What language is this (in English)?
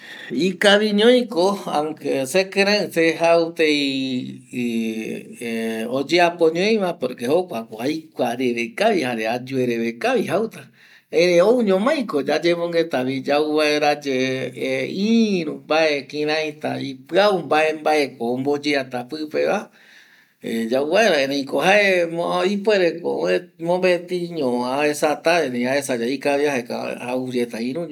Eastern Bolivian Guaraní